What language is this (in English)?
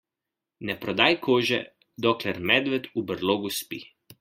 Slovenian